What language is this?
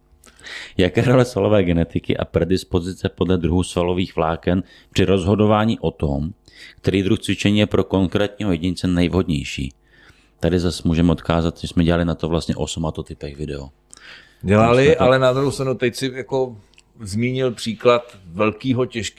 Czech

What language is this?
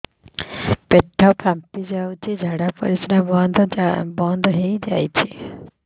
Odia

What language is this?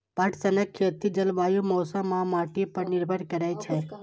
Maithili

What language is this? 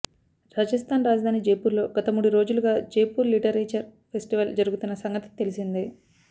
Telugu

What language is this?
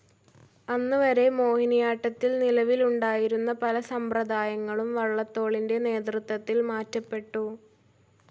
Malayalam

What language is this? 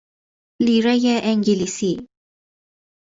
Persian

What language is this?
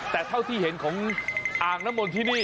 Thai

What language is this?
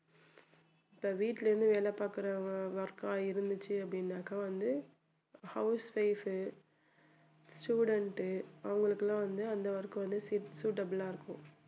Tamil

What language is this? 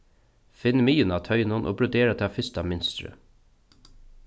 Faroese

